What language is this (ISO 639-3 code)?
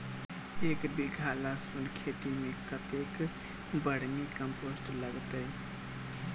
mai